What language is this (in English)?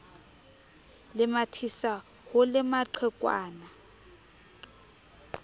Southern Sotho